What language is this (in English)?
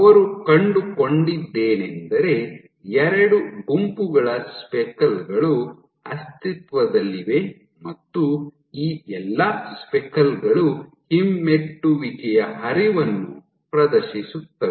Kannada